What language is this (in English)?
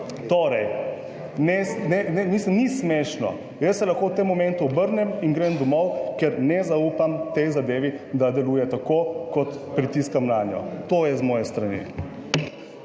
Slovenian